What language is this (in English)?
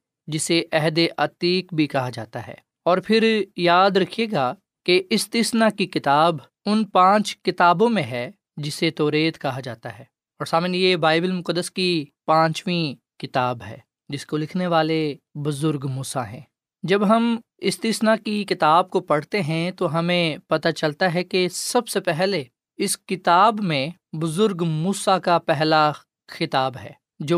Urdu